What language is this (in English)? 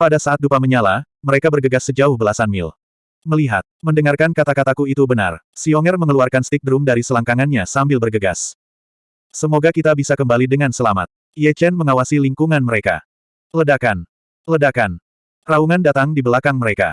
Indonesian